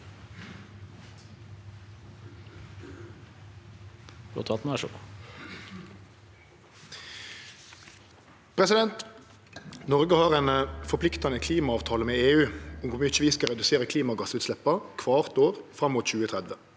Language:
Norwegian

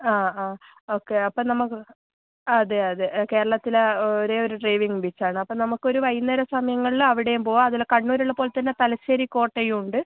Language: Malayalam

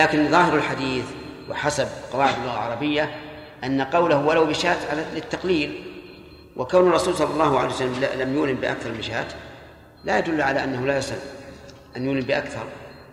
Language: Arabic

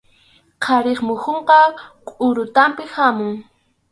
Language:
Arequipa-La Unión Quechua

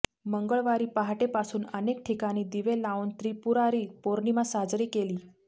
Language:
Marathi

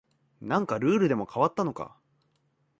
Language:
Japanese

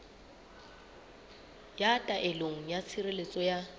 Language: Southern Sotho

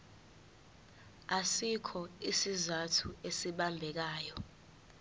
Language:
Zulu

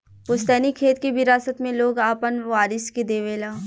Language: Bhojpuri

